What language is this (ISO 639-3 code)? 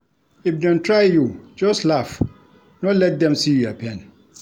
pcm